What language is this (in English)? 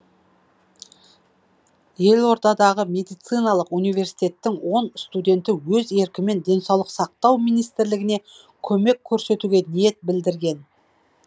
Kazakh